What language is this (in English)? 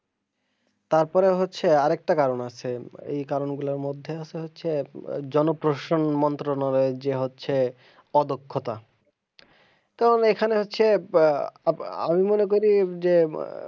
Bangla